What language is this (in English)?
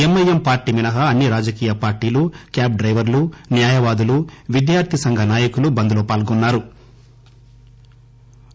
Telugu